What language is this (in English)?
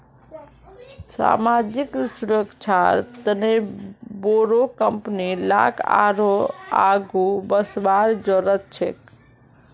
Magahi